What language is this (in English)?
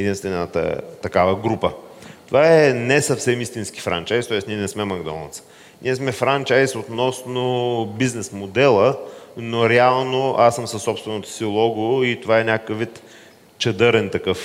Bulgarian